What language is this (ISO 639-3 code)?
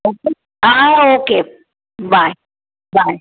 snd